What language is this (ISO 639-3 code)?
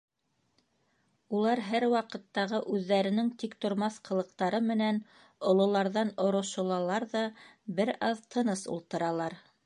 bak